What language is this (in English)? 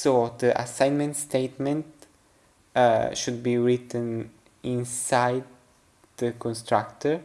English